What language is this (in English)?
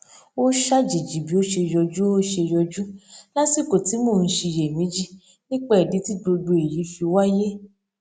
Yoruba